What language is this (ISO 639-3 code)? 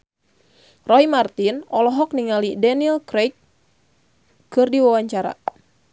sun